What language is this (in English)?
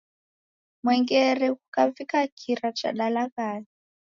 Taita